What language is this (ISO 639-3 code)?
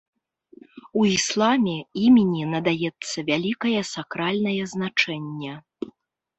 bel